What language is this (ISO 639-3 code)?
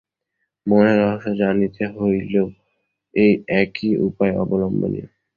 ben